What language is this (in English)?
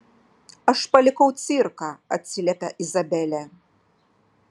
Lithuanian